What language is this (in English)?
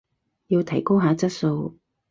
Cantonese